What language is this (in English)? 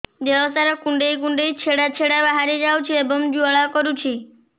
Odia